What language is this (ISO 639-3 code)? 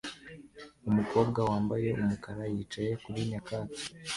kin